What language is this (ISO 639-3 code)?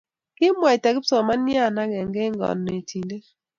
kln